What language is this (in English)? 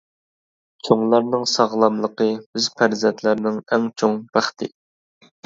Uyghur